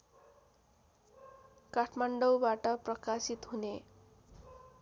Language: Nepali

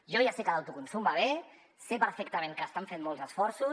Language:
Catalan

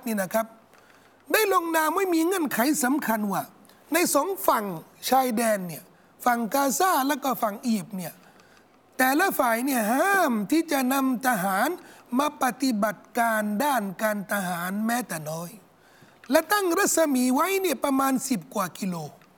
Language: Thai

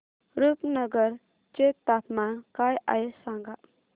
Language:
Marathi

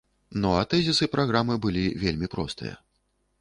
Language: Belarusian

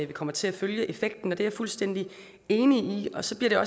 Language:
Danish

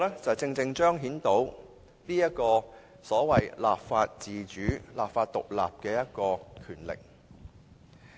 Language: Cantonese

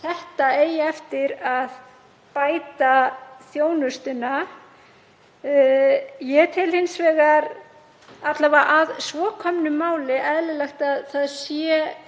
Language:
Icelandic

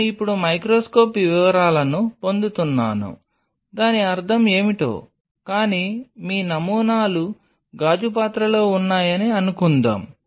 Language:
Telugu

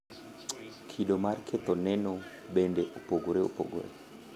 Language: Luo (Kenya and Tanzania)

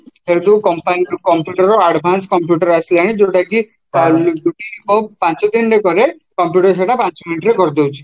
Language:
Odia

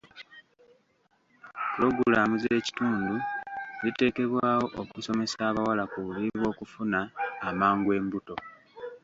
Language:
Ganda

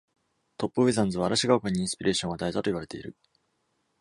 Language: Japanese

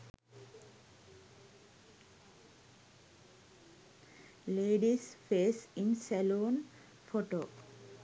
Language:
Sinhala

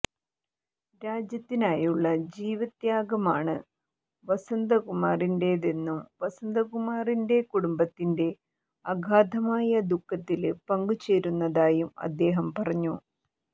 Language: Malayalam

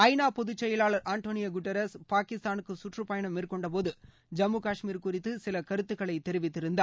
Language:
Tamil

